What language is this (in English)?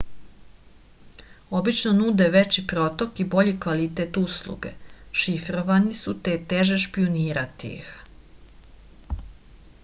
Serbian